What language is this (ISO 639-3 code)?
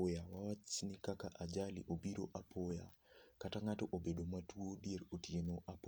luo